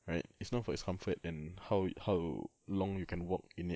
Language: English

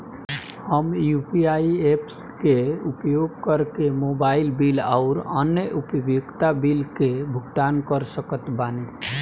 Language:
Bhojpuri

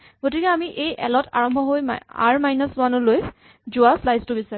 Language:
Assamese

